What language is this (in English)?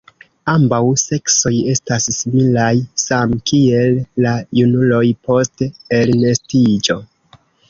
Esperanto